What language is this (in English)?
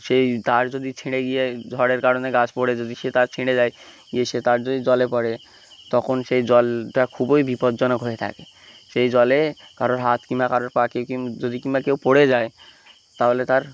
Bangla